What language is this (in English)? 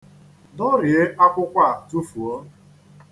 Igbo